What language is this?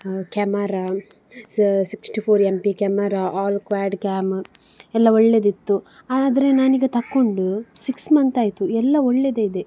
Kannada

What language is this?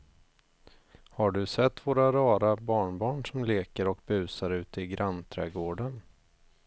Swedish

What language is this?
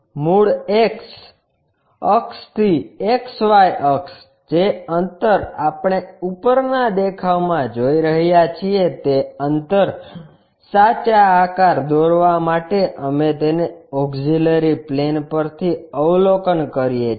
Gujarati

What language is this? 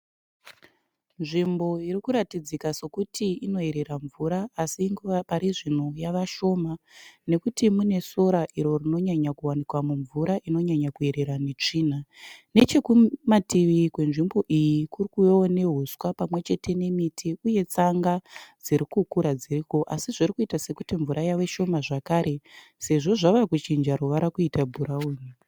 Shona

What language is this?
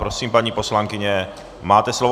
Czech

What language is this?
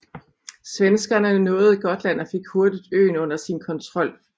Danish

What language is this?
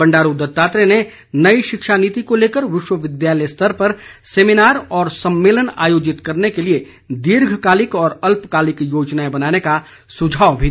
Hindi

